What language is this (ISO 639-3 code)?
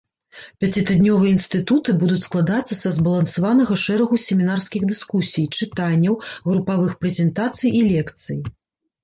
bel